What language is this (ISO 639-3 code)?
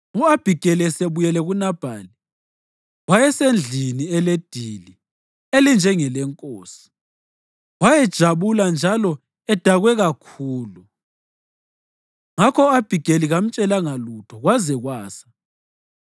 nde